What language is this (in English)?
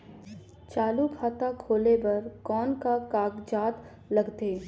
Chhattisgarhi